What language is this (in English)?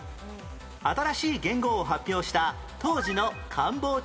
Japanese